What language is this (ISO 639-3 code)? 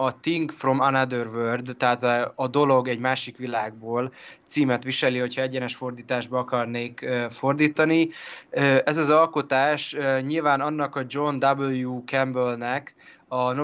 hun